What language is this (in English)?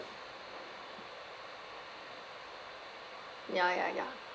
English